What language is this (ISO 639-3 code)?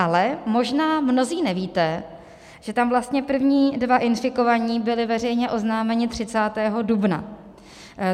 ces